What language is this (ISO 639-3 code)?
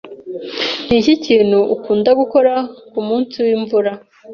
kin